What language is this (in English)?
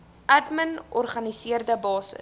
Afrikaans